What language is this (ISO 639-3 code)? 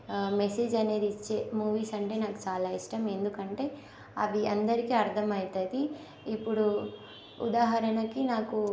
tel